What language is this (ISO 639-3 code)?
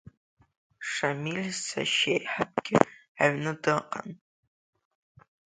abk